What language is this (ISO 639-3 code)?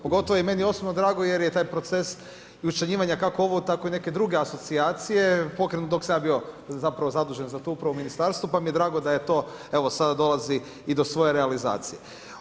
hrv